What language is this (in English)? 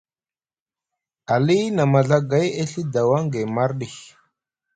Musgu